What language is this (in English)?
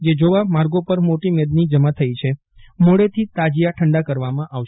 Gujarati